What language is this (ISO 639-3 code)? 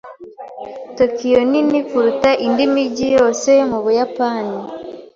kin